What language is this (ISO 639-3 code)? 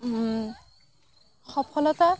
asm